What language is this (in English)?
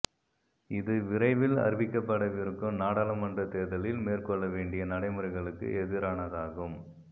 Tamil